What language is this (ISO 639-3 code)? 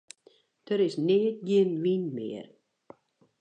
fry